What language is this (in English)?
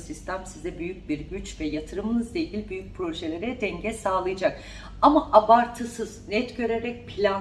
Turkish